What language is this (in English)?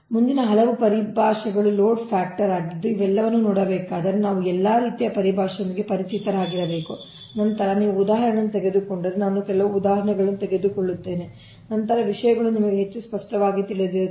Kannada